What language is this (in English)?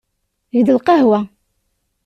Kabyle